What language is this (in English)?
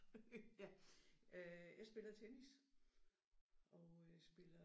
Danish